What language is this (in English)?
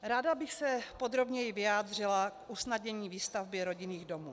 Czech